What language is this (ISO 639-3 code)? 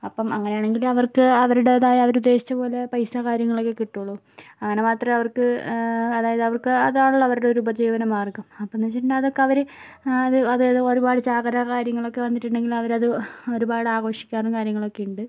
mal